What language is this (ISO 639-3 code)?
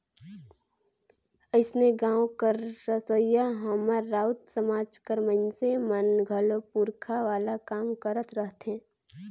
hne